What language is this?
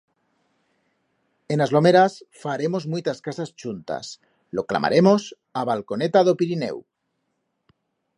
Aragonese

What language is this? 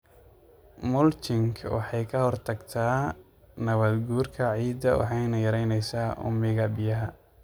Somali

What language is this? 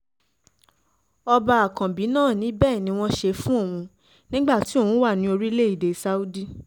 Yoruba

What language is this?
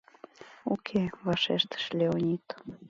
Mari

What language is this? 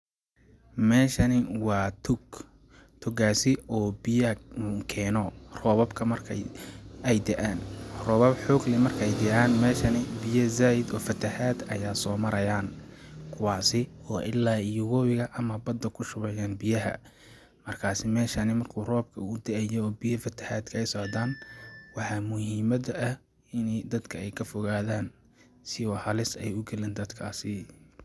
Somali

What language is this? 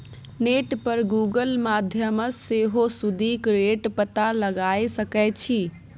Maithili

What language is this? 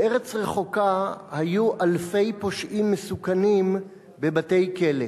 Hebrew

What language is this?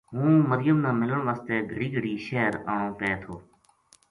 Gujari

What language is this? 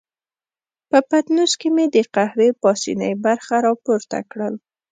Pashto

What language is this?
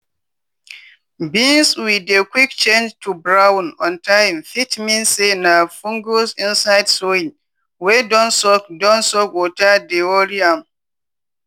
Nigerian Pidgin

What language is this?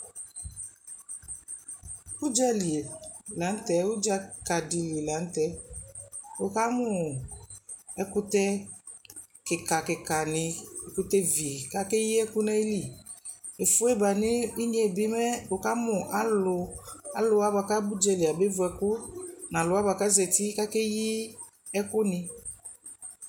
Ikposo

